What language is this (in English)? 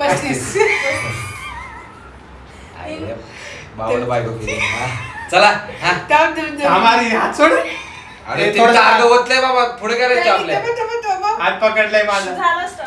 Marathi